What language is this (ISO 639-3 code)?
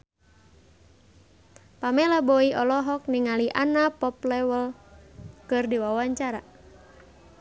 sun